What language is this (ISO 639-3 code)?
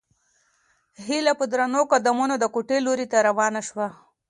pus